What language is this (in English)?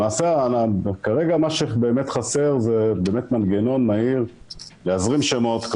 Hebrew